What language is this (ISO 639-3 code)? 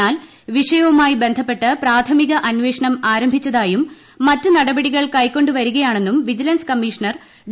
mal